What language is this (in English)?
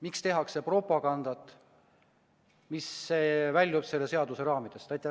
Estonian